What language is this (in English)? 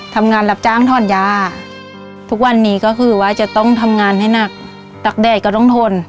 Thai